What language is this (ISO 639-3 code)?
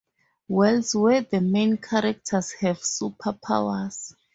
eng